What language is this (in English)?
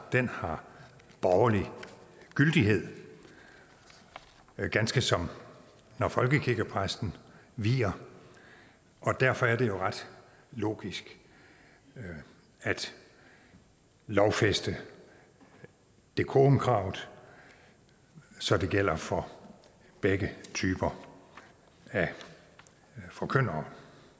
Danish